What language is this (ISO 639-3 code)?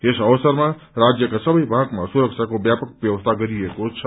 nep